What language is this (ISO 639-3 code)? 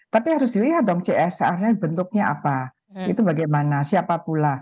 ind